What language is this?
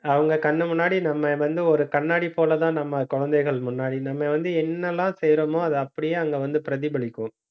Tamil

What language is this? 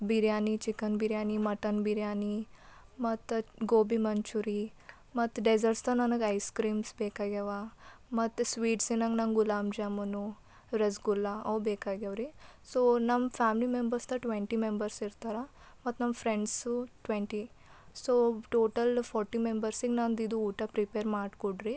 Kannada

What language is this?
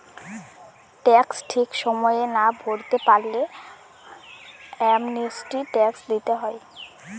Bangla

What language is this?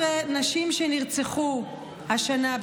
Hebrew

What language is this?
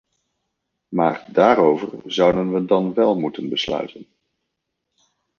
Dutch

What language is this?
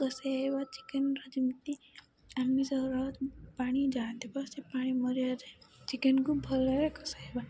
Odia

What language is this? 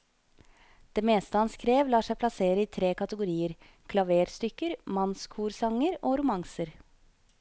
Norwegian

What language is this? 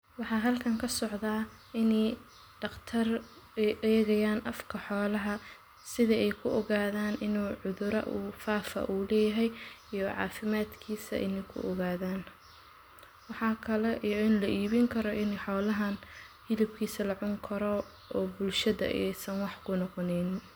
Somali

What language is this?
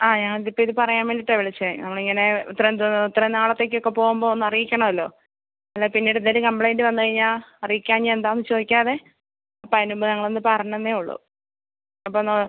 Malayalam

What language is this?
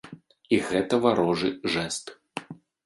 Belarusian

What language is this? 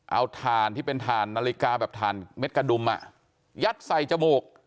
Thai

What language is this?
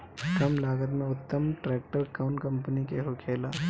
Bhojpuri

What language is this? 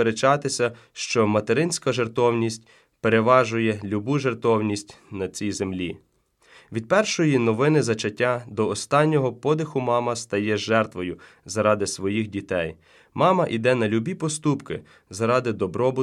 Ukrainian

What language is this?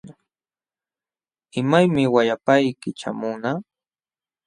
Jauja Wanca Quechua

